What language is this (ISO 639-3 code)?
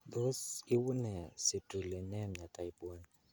kln